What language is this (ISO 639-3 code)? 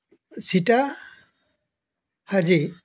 asm